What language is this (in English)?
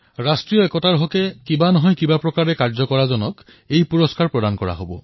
Assamese